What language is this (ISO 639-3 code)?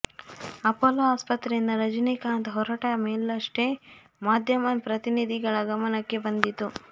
kan